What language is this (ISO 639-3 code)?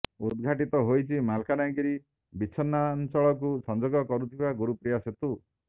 ori